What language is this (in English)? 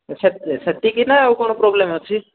Odia